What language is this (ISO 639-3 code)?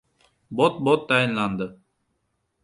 uzb